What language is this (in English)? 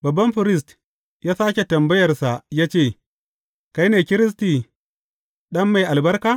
Hausa